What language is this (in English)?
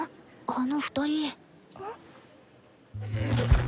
Japanese